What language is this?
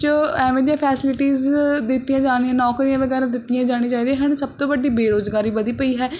Punjabi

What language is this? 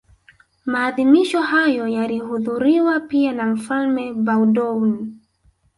Swahili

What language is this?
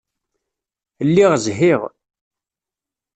Kabyle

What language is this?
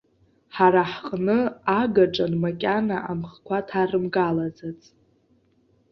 Abkhazian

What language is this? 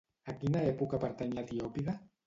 Catalan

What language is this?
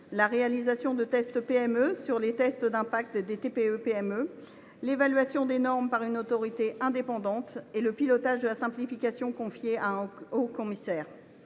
French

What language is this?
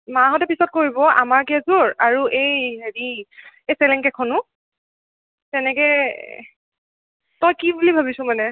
Assamese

